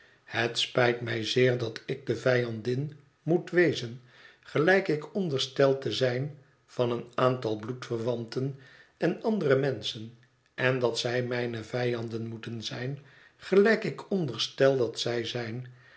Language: Dutch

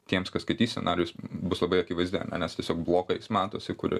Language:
Lithuanian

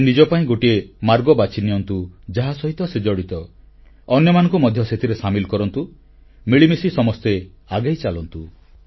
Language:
Odia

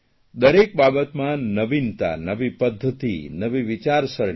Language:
Gujarati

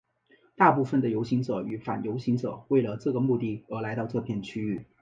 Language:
Chinese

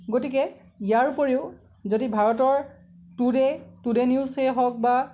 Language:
Assamese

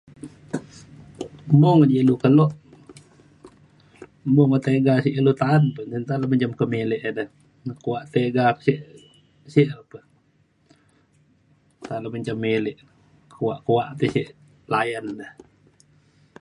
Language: Mainstream Kenyah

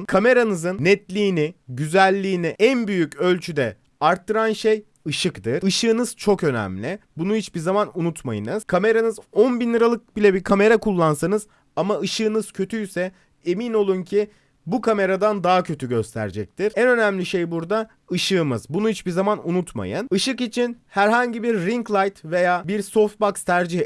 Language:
Turkish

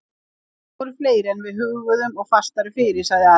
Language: Icelandic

